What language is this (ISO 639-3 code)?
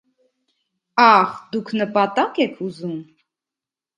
hye